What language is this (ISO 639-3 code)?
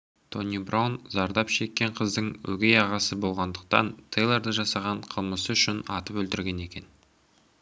kaz